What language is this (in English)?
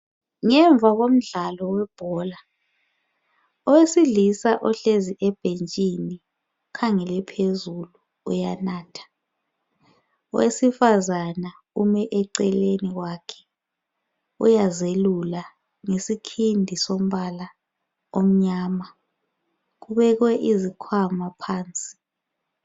North Ndebele